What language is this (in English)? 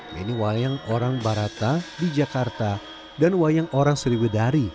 Indonesian